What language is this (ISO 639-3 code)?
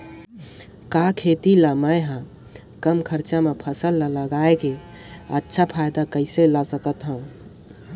hne